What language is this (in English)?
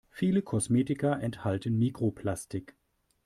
German